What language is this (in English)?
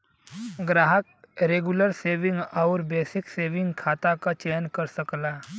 Bhojpuri